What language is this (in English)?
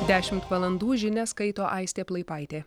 Lithuanian